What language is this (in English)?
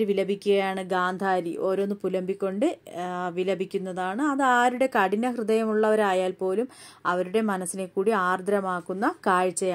Arabic